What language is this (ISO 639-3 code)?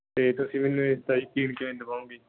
pan